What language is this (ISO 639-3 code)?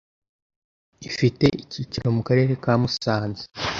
kin